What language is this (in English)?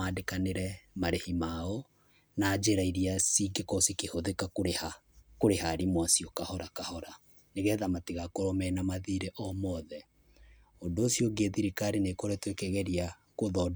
Kikuyu